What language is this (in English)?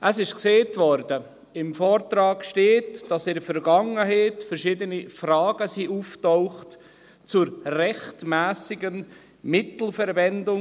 Swiss German